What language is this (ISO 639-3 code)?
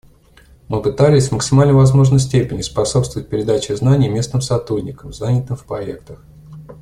rus